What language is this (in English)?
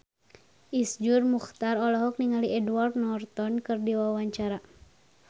Sundanese